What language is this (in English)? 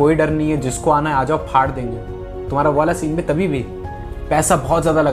Hindi